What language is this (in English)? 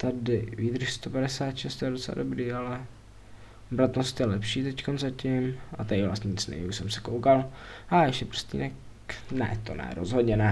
Czech